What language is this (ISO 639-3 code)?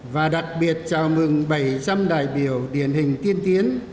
vie